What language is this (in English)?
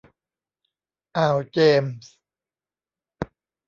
Thai